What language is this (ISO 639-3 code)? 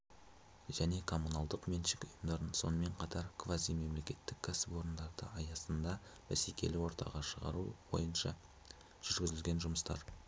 kaz